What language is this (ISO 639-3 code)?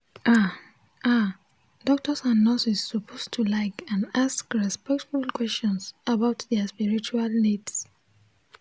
pcm